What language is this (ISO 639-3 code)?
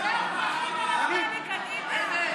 heb